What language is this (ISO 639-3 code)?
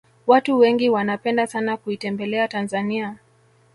swa